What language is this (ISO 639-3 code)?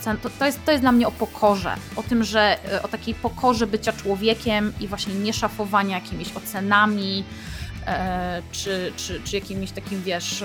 pol